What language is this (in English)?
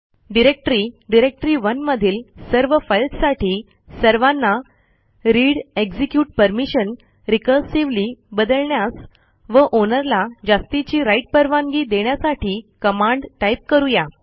Marathi